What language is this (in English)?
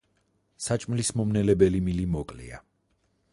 Georgian